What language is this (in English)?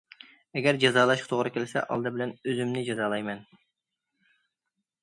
Uyghur